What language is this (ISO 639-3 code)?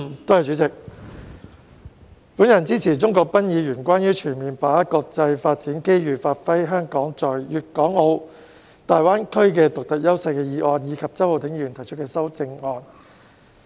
yue